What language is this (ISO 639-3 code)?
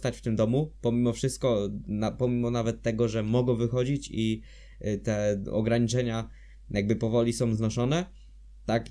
pol